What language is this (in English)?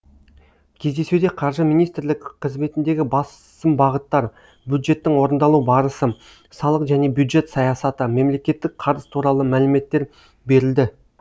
Kazakh